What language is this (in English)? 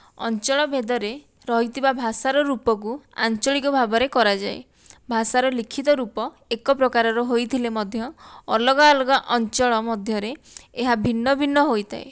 Odia